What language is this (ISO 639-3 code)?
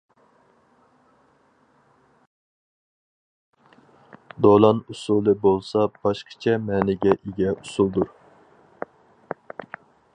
uig